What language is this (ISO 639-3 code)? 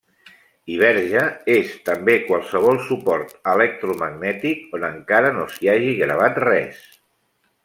cat